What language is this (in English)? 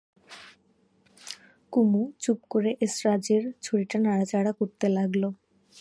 Bangla